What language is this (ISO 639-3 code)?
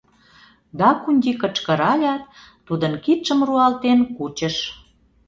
chm